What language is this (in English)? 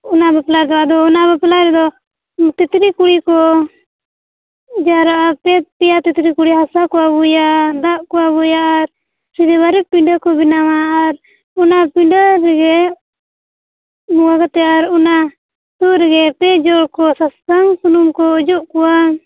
Santali